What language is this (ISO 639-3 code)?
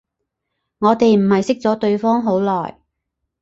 yue